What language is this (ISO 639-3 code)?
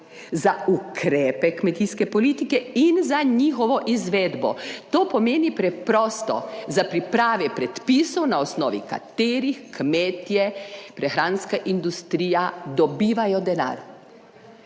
slv